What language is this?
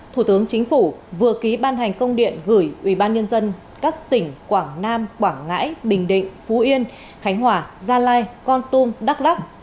Vietnamese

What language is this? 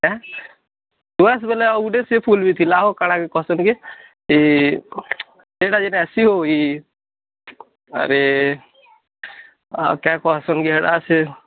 Odia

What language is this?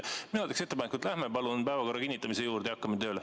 Estonian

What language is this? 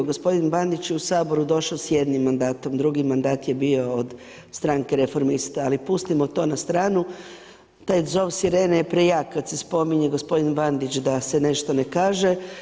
Croatian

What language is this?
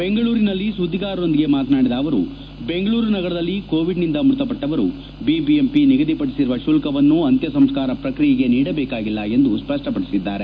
Kannada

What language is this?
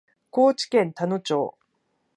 Japanese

